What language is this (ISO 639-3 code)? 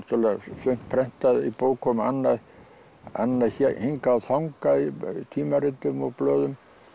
isl